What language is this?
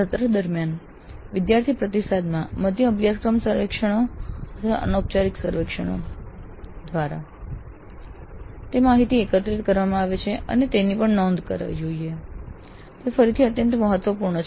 Gujarati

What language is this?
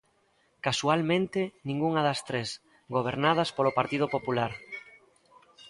Galician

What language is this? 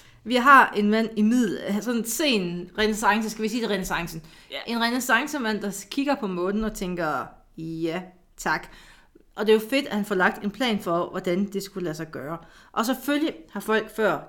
Danish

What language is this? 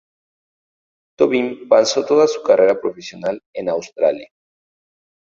Spanish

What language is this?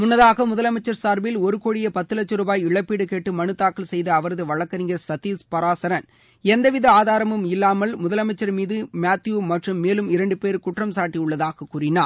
Tamil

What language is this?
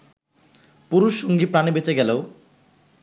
Bangla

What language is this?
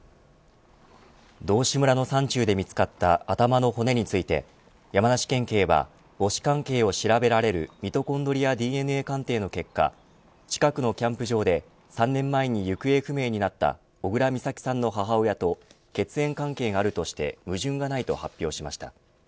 Japanese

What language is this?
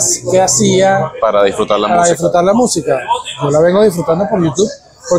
Spanish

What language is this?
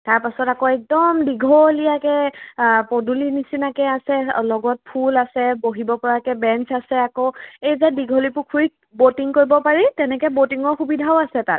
Assamese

